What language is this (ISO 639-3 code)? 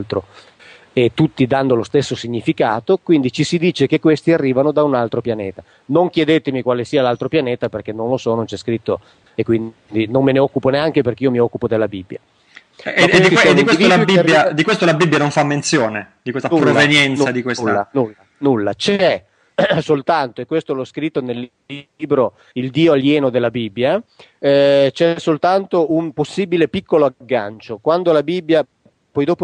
ita